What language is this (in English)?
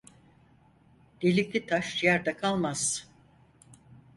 Turkish